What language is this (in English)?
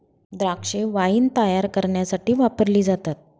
Marathi